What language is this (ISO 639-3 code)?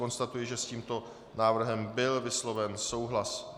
ces